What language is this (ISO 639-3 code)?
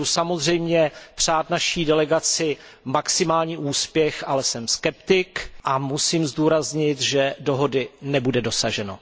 ces